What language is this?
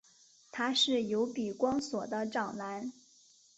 Chinese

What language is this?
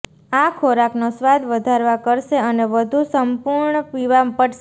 Gujarati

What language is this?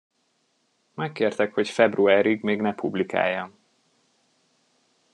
Hungarian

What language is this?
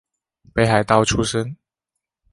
Chinese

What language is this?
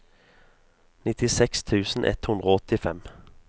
Norwegian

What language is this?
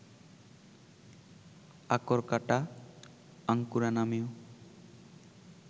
Bangla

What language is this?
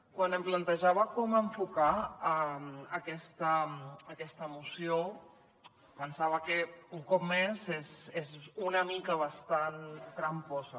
Catalan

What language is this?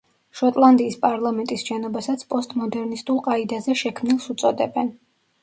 Georgian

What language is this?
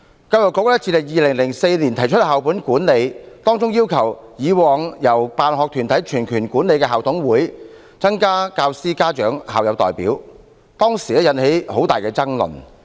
Cantonese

